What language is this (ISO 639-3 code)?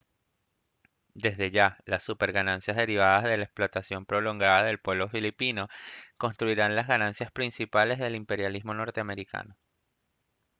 spa